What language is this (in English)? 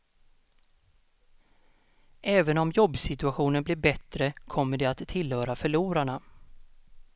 Swedish